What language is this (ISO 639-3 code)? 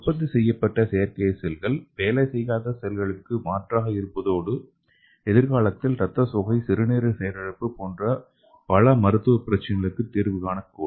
tam